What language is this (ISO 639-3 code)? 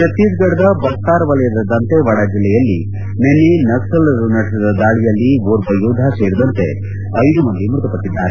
kan